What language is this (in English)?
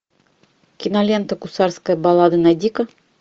Russian